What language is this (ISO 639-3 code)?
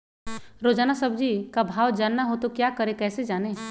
mag